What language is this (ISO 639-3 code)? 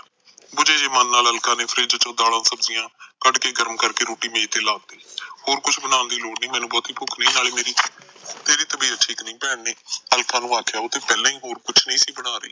pan